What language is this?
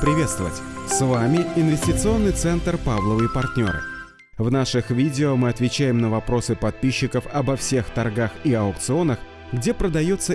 Russian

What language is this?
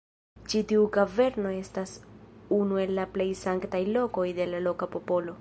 Esperanto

